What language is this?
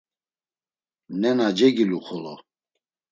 Laz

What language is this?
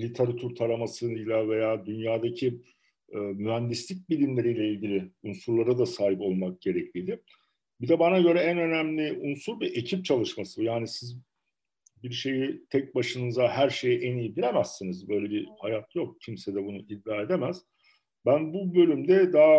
Turkish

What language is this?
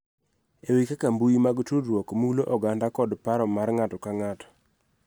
Luo (Kenya and Tanzania)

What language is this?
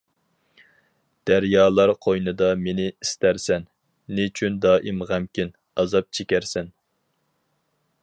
Uyghur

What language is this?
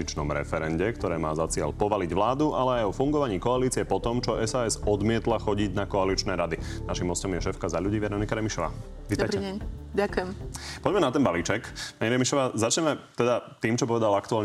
Slovak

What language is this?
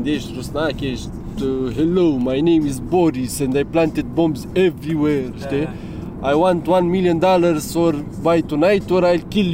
Romanian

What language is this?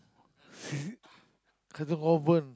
English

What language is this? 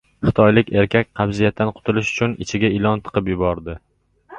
Uzbek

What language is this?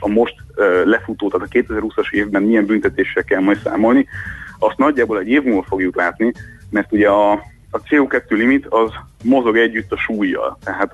Hungarian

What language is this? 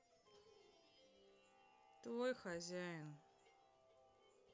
Russian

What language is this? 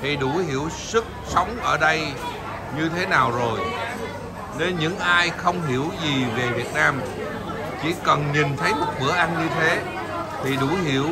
Vietnamese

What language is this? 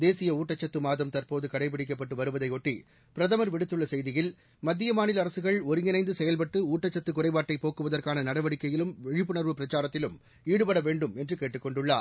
Tamil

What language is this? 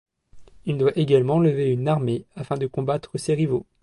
French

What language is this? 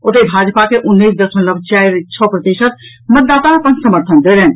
Maithili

